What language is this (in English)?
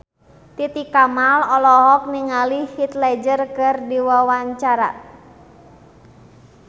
Sundanese